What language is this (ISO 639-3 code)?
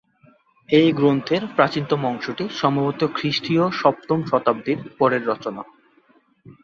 ben